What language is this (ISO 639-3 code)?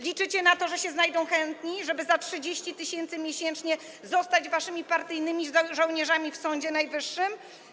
pol